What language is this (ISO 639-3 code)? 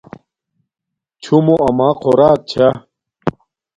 dmk